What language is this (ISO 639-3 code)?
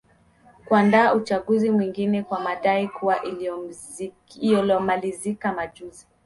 swa